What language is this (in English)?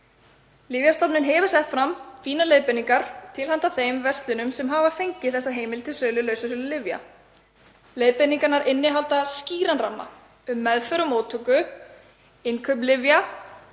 Icelandic